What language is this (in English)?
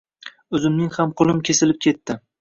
Uzbek